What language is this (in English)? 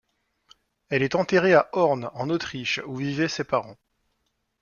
French